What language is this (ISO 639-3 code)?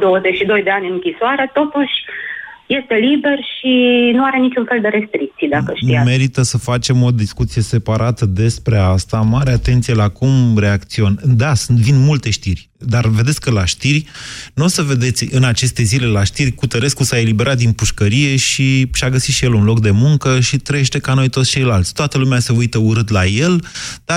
ron